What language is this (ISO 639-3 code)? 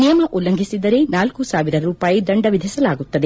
kan